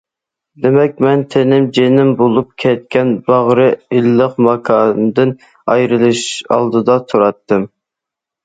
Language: Uyghur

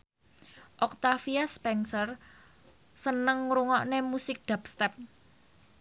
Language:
Javanese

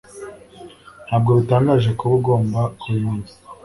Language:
Kinyarwanda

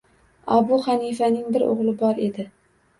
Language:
Uzbek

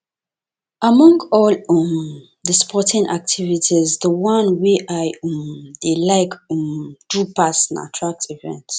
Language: Nigerian Pidgin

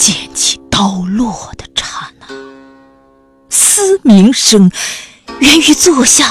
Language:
Chinese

